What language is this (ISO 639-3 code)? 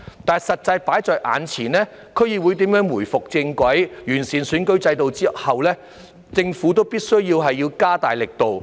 yue